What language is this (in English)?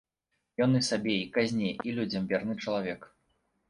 Belarusian